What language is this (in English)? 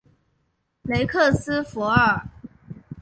Chinese